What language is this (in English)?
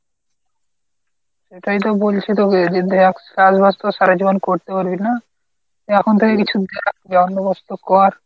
Bangla